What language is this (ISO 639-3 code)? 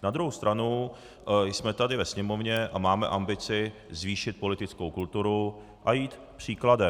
ces